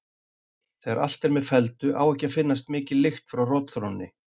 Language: Icelandic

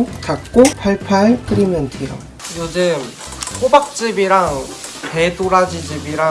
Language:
Korean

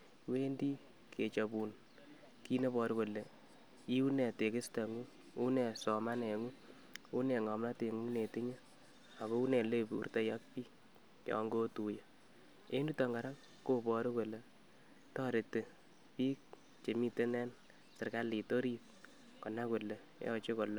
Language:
Kalenjin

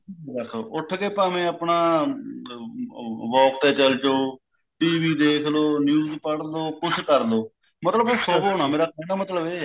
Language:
Punjabi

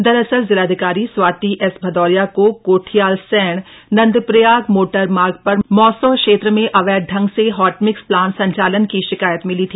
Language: Hindi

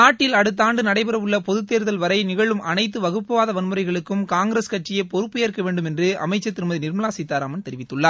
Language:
Tamil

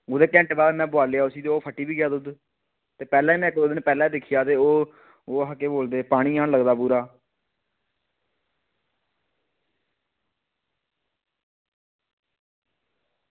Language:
Dogri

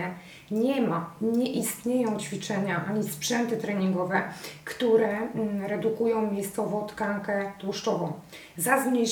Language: Polish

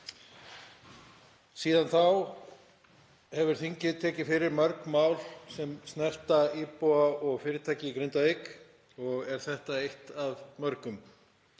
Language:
Icelandic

